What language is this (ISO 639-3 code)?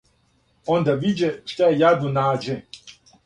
srp